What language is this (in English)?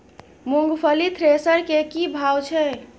Maithili